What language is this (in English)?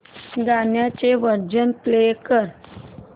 Marathi